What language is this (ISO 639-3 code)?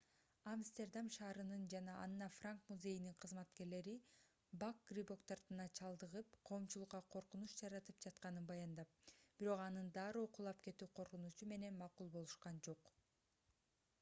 kir